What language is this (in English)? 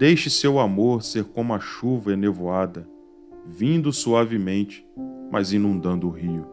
Portuguese